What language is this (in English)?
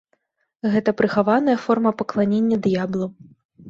Belarusian